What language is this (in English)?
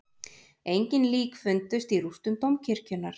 Icelandic